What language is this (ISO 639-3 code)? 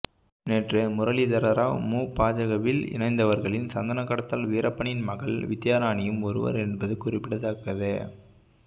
tam